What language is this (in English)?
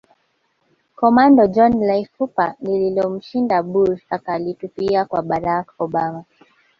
Swahili